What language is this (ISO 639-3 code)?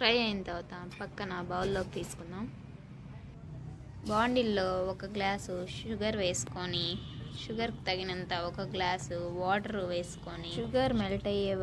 tel